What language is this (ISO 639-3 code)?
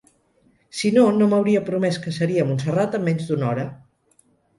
cat